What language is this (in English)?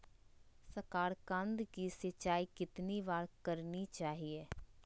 Magahi